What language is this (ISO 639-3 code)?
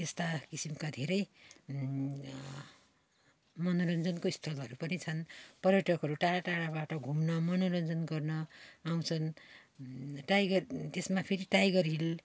nep